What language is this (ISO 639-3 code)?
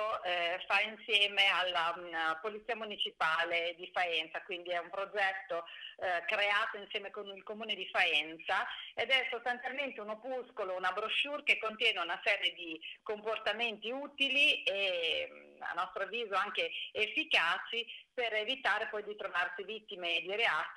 ita